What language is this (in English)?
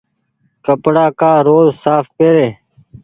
Goaria